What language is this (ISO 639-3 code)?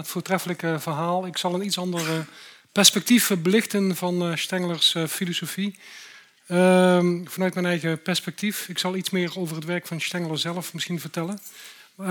nld